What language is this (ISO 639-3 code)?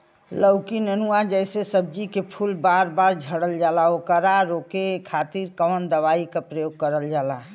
bho